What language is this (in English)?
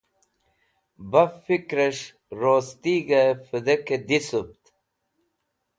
Wakhi